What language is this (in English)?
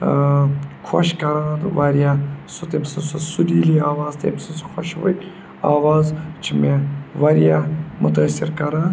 Kashmiri